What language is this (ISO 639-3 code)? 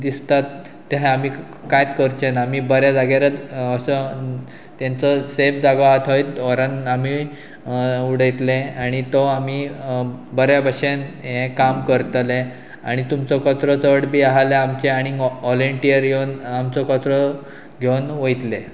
kok